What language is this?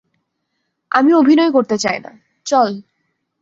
Bangla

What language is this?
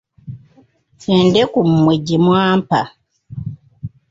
Ganda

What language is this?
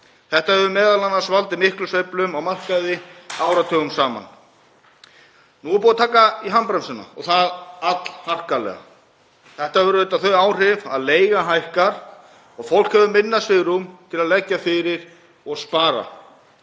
Icelandic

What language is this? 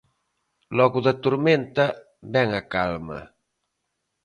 Galician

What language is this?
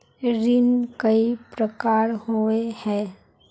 Magahi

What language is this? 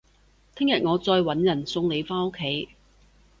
Cantonese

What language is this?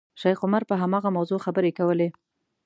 Pashto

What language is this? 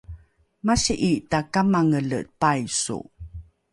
Rukai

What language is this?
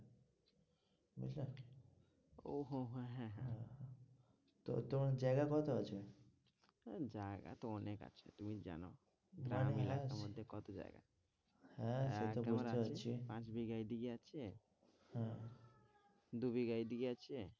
Bangla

